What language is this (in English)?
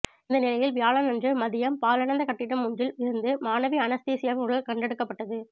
Tamil